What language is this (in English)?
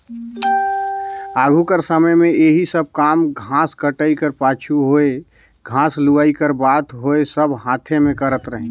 Chhattisgarhi